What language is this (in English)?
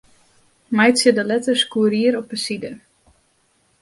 Western Frisian